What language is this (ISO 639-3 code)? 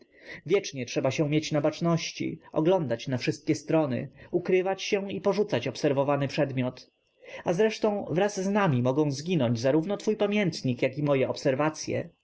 pol